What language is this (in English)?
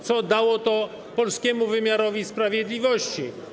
Polish